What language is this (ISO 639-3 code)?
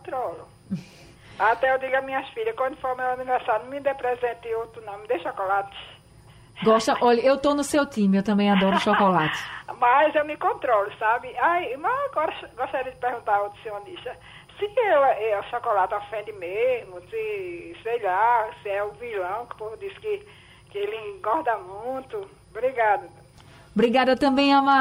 por